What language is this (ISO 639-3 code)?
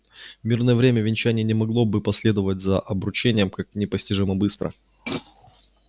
rus